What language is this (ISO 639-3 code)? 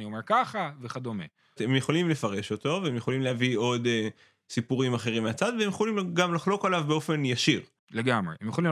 heb